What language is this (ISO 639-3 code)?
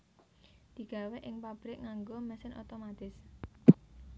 jav